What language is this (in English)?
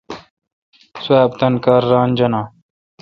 Kalkoti